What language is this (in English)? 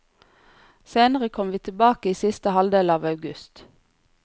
Norwegian